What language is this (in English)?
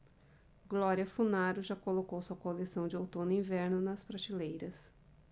Portuguese